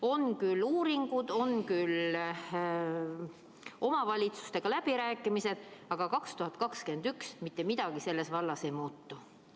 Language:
Estonian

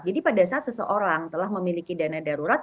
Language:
Indonesian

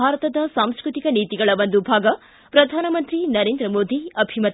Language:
Kannada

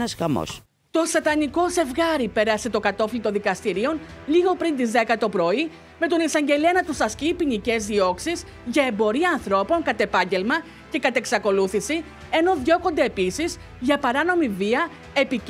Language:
Greek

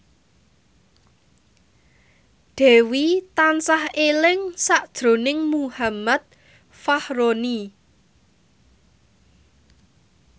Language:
Javanese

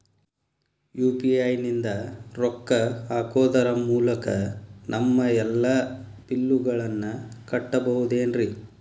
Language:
Kannada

